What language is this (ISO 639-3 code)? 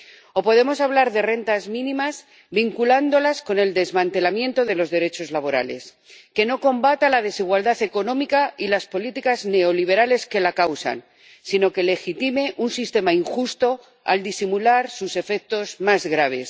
spa